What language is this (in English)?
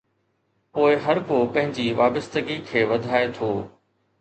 Sindhi